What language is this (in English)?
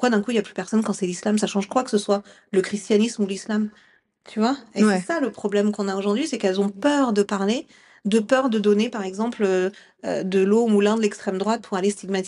French